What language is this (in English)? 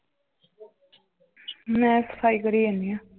Punjabi